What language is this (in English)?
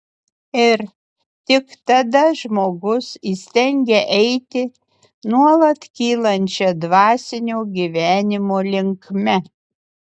Lithuanian